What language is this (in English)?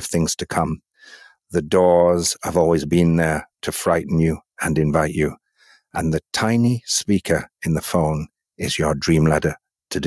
French